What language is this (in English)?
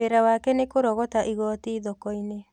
Kikuyu